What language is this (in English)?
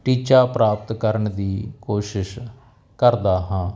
Punjabi